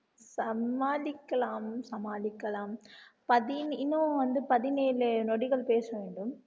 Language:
Tamil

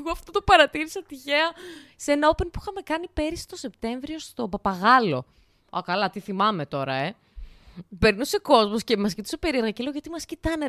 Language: Greek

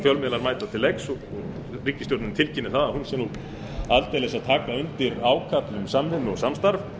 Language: Icelandic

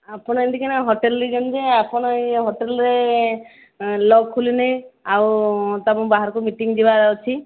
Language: Odia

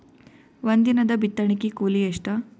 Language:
Kannada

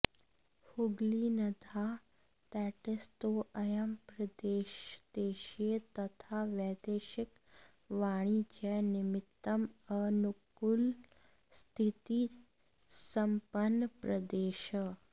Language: Sanskrit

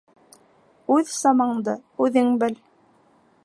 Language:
Bashkir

